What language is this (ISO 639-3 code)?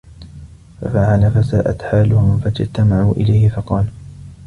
ara